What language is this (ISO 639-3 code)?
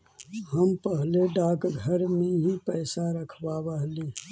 mag